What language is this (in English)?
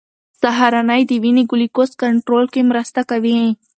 Pashto